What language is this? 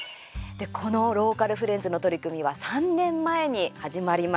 Japanese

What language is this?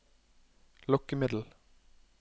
Norwegian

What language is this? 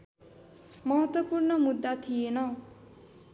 Nepali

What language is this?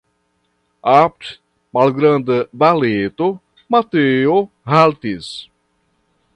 Esperanto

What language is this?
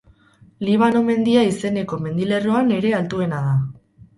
Basque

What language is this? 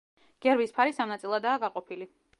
Georgian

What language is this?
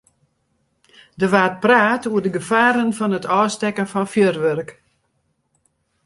Western Frisian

